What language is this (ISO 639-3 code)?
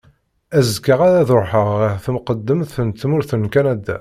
kab